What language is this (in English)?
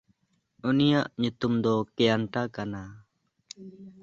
Santali